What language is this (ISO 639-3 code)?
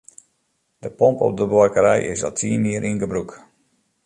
fry